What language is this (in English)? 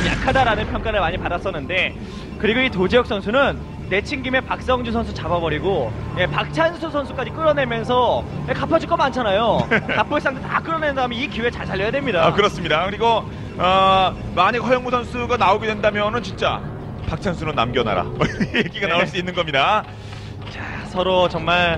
Korean